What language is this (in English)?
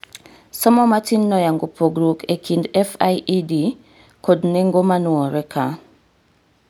Luo (Kenya and Tanzania)